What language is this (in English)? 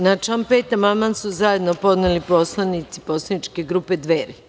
Serbian